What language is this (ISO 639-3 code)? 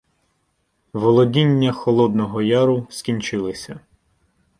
ukr